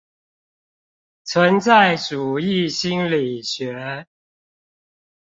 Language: Chinese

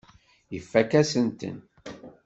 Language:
Kabyle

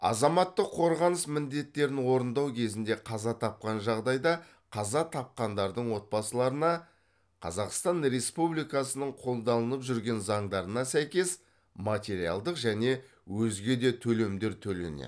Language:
Kazakh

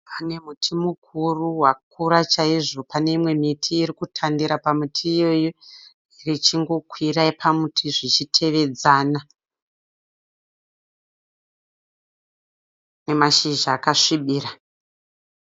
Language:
Shona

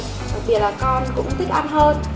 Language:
Vietnamese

